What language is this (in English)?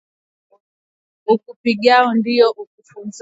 Swahili